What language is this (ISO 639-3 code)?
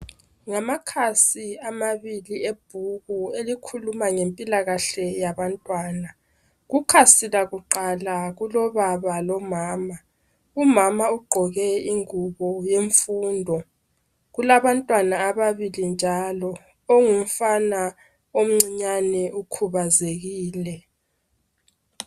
nde